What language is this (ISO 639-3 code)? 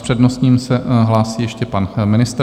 ces